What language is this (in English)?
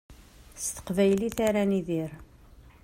Kabyle